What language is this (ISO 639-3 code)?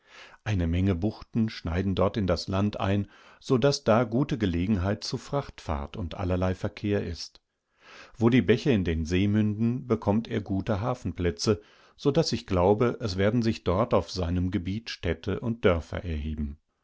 deu